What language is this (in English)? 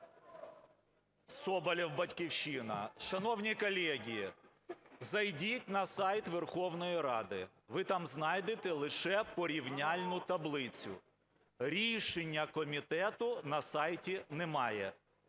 Ukrainian